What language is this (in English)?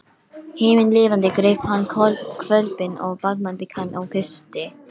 Icelandic